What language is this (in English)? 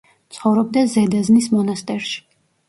Georgian